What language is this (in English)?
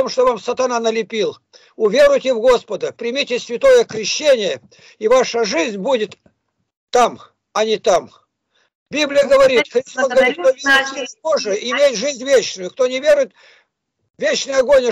Russian